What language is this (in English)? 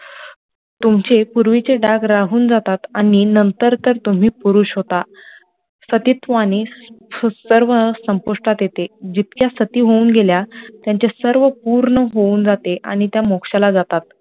Marathi